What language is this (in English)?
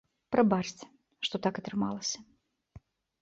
Belarusian